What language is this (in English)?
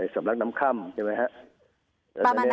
Thai